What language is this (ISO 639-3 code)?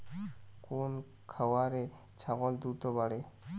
ben